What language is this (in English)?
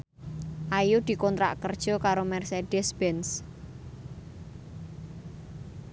Javanese